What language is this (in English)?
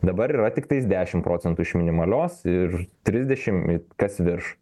Lithuanian